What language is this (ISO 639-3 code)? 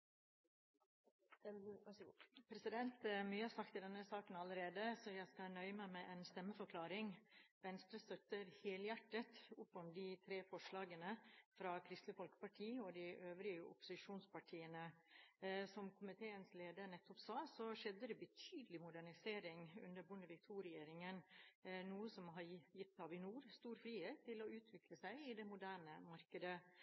nor